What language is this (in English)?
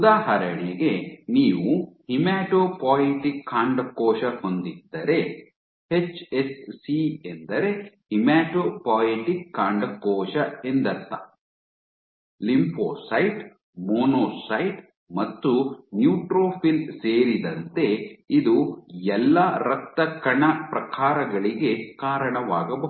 Kannada